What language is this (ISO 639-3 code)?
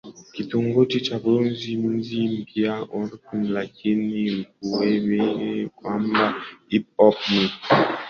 swa